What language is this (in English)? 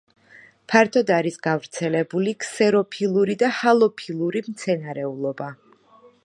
Georgian